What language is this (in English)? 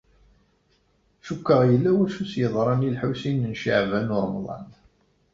Kabyle